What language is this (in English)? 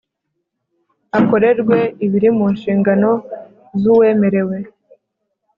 Kinyarwanda